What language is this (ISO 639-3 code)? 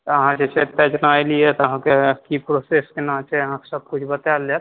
mai